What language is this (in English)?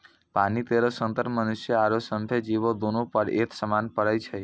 Maithili